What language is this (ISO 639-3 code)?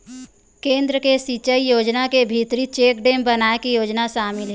hne